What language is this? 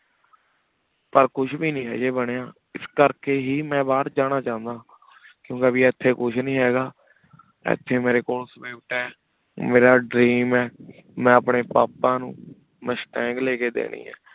Punjabi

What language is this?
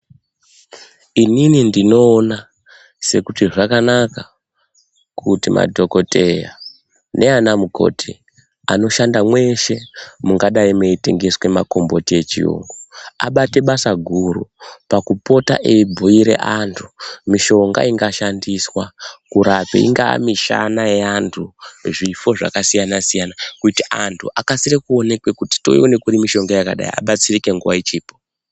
Ndau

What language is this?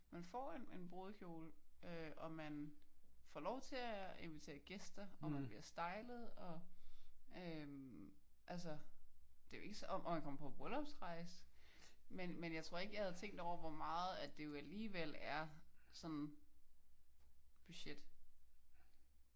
Danish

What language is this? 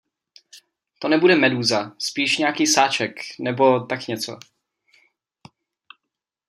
Czech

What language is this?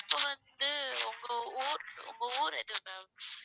Tamil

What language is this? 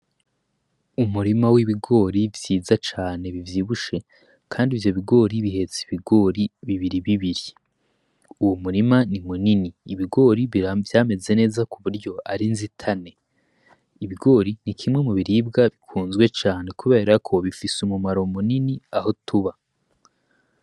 Rundi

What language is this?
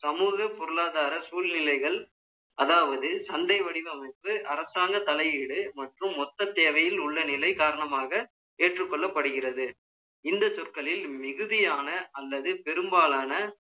Tamil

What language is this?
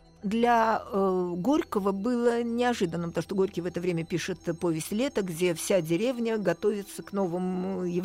Russian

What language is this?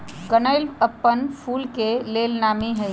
Magahi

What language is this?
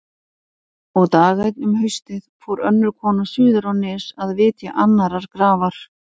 Icelandic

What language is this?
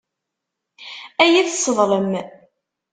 Kabyle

